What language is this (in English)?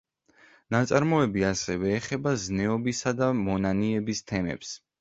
Georgian